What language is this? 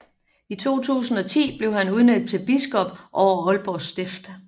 Danish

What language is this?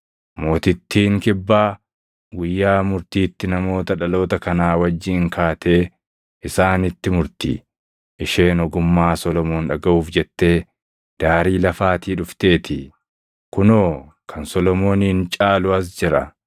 Oromo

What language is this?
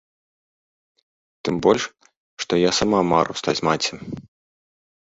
Belarusian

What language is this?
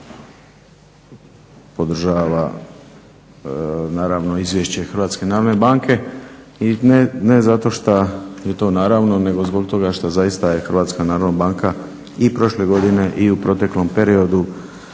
Croatian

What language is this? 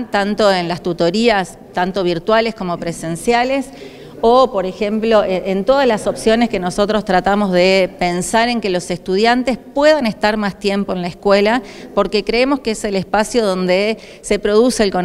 Spanish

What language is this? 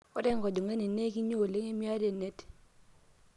Masai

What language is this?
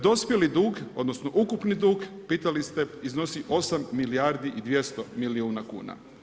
Croatian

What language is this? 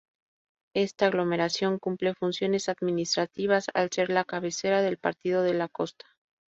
Spanish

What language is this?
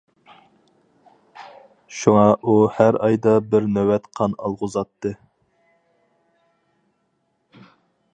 Uyghur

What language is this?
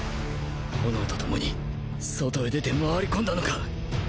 Japanese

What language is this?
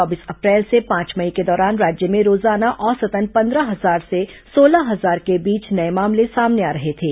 Hindi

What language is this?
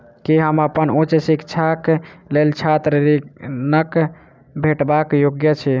Maithili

